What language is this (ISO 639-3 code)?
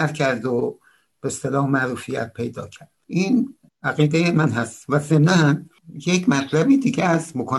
fas